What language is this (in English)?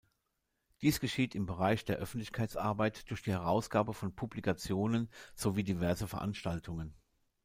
German